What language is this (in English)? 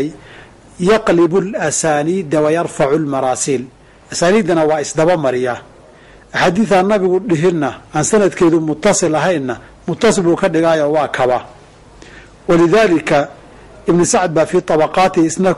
Arabic